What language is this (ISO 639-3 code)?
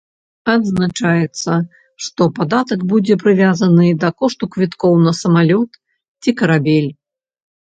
bel